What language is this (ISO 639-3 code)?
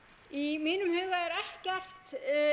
isl